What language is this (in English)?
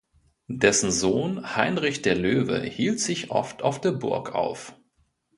German